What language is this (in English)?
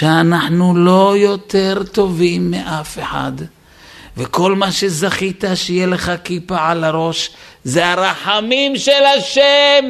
Hebrew